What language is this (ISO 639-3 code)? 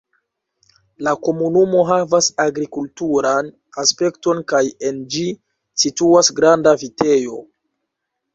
epo